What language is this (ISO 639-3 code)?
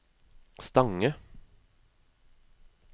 nor